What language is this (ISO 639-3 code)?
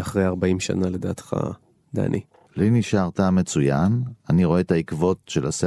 heb